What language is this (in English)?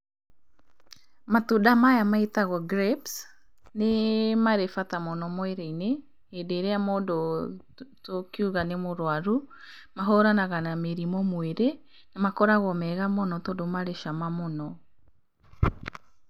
Kikuyu